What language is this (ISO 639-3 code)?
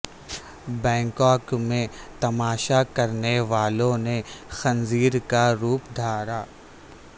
urd